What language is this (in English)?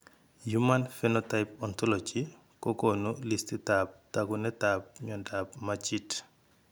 Kalenjin